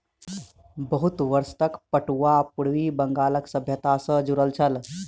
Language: Maithili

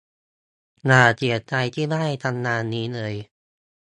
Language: Thai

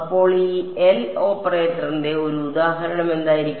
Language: Malayalam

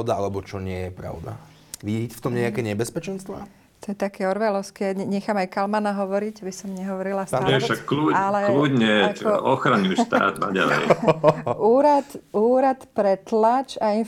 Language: Slovak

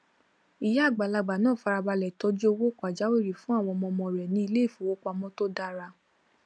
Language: Yoruba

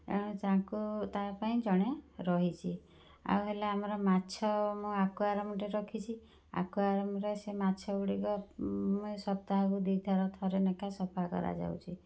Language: Odia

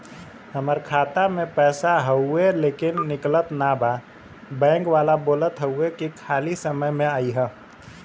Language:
Bhojpuri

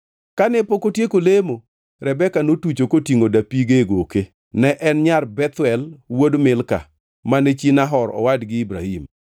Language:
Luo (Kenya and Tanzania)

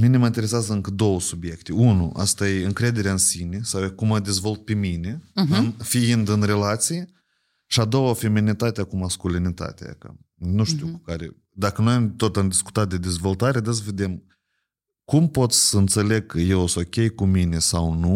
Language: Romanian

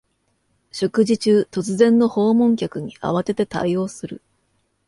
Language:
Japanese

